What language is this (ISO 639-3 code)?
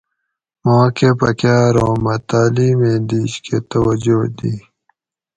gwc